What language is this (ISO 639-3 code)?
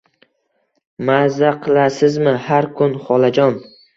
uzb